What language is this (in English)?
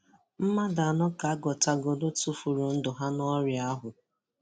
Igbo